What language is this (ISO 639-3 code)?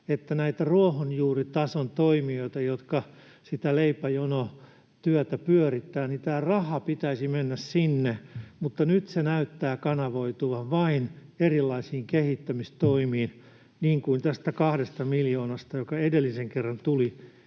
fin